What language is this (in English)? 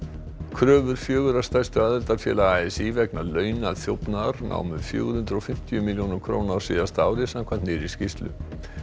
Icelandic